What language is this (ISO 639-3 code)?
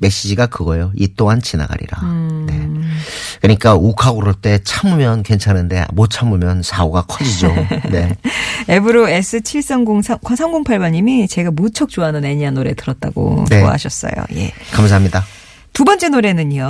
kor